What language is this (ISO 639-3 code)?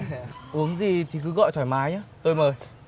vie